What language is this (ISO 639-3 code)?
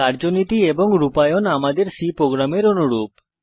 ben